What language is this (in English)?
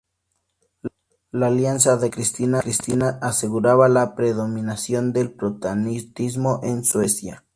Spanish